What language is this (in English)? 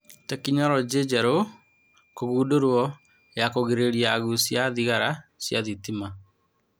Kikuyu